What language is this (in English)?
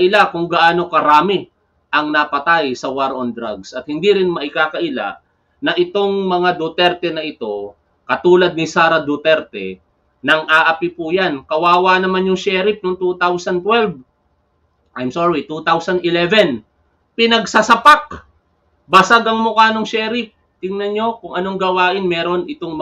Filipino